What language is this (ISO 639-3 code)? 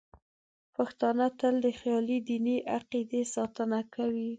pus